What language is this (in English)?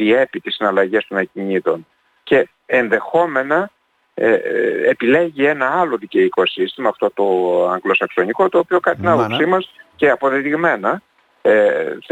Greek